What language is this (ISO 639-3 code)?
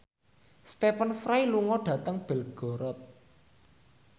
jav